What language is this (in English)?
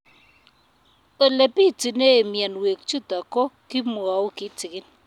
Kalenjin